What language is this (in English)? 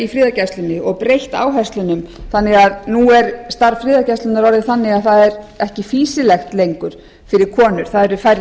Icelandic